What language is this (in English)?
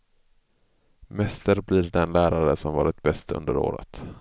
Swedish